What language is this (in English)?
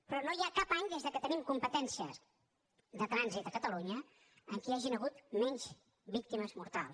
Catalan